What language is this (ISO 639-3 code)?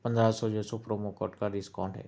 urd